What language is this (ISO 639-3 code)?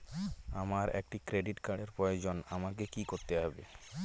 ben